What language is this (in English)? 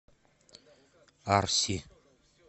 Russian